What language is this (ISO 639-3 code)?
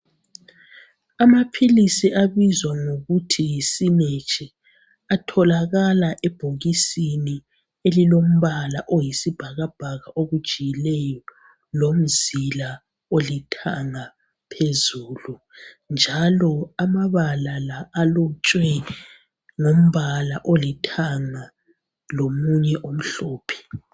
nde